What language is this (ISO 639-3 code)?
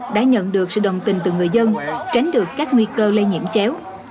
vie